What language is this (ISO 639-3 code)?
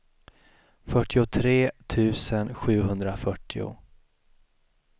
swe